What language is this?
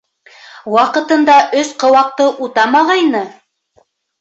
Bashkir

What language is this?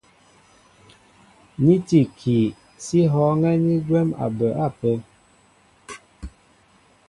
Mbo (Cameroon)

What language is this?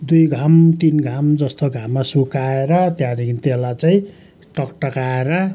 Nepali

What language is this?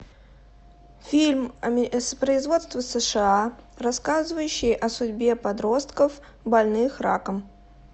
Russian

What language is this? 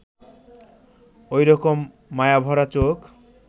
Bangla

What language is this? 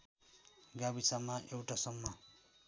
Nepali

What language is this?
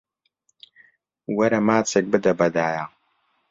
Central Kurdish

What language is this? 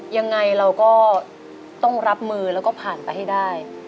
Thai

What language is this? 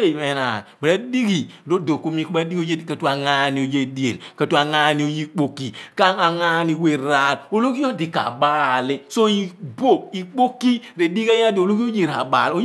Abua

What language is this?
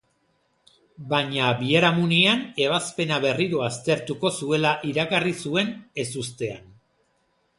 Basque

